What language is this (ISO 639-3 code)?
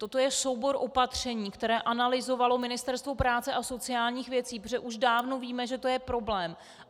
ces